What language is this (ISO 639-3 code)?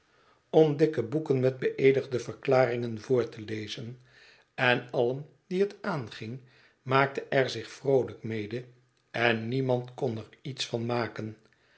nld